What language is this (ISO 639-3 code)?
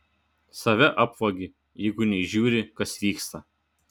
lit